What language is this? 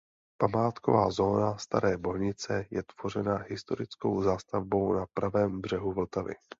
Czech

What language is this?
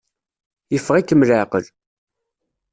Kabyle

